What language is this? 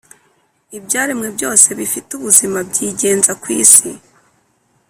Kinyarwanda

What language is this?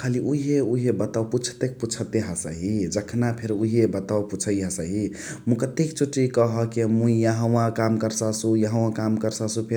Chitwania Tharu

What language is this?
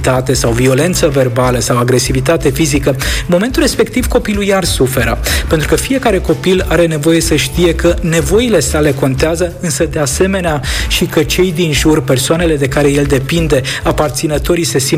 Romanian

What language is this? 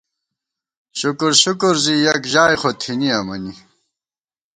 Gawar-Bati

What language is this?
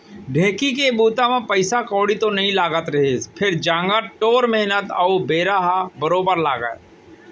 Chhattisgarhi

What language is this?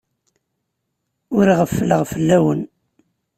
Kabyle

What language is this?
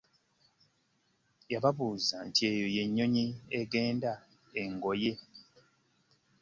Ganda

